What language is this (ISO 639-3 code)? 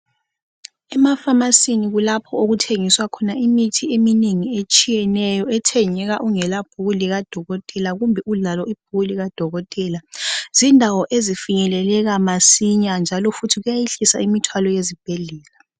nde